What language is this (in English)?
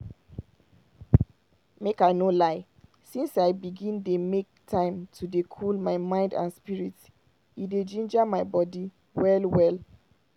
Nigerian Pidgin